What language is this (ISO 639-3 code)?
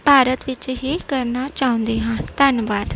pan